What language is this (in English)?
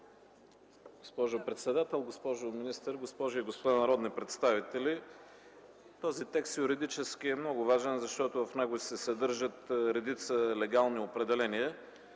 Bulgarian